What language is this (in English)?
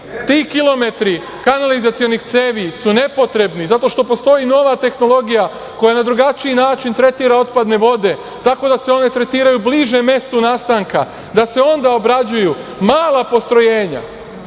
Serbian